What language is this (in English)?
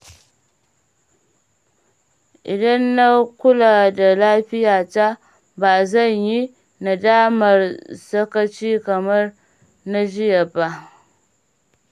Hausa